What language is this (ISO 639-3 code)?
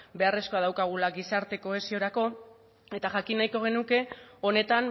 eus